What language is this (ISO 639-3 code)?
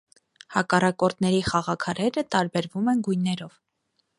hye